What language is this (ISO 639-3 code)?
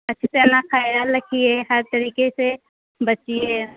urd